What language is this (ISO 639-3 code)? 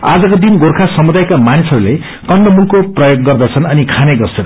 nep